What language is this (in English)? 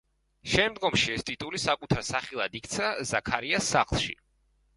Georgian